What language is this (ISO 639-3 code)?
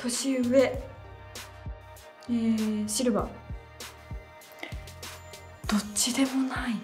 jpn